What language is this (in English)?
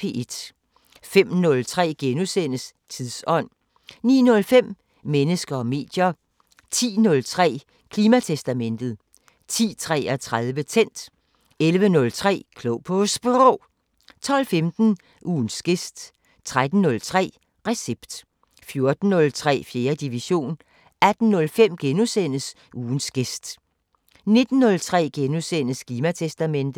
Danish